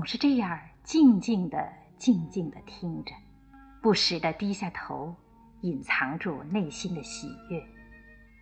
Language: Chinese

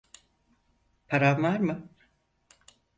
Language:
Turkish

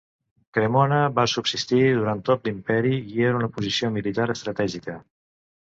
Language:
Catalan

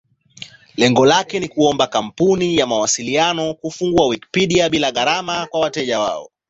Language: Swahili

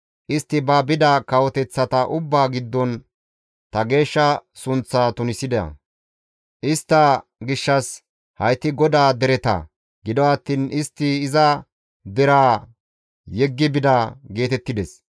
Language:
Gamo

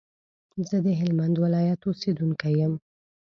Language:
Pashto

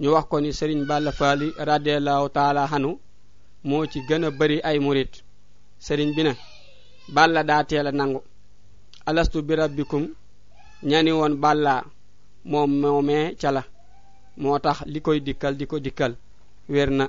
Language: French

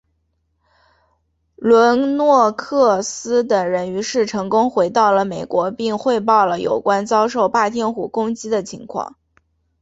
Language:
Chinese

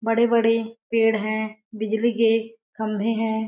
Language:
Hindi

